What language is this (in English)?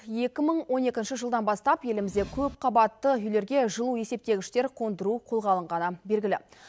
Kazakh